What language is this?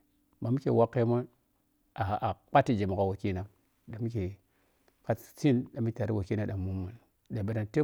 Piya-Kwonci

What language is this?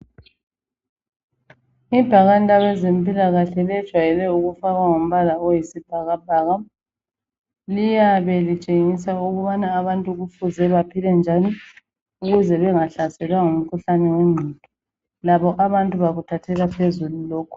North Ndebele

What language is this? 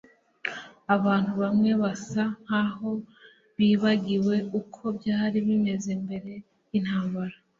Kinyarwanda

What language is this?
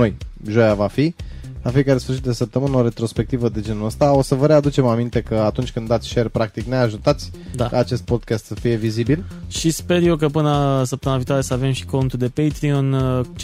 Romanian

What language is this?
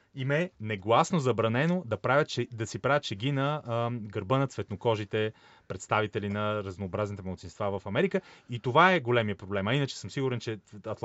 Bulgarian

